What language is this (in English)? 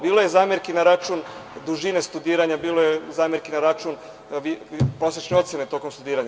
Serbian